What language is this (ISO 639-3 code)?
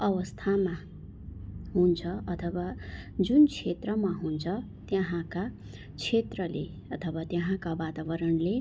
nep